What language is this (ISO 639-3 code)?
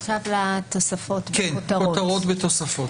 heb